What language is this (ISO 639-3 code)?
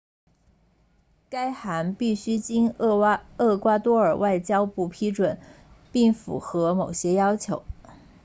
zho